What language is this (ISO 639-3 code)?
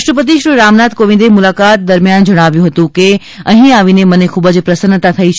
guj